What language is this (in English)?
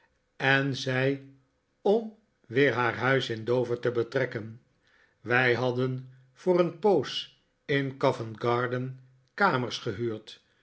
Dutch